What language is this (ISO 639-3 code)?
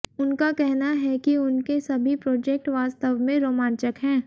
hin